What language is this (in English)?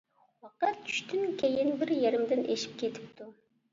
Uyghur